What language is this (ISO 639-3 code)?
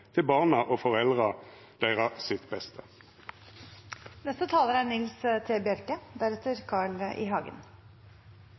nno